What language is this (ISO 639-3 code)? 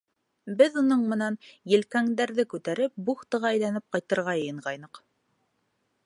bak